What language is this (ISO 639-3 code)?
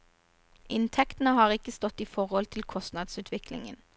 nor